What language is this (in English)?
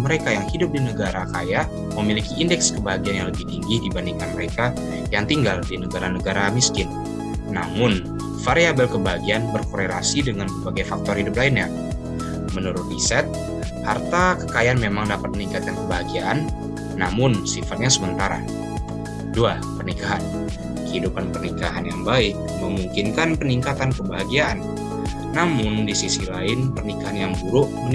Indonesian